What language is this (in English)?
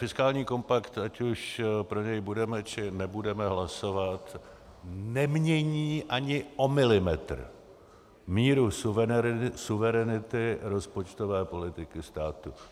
Czech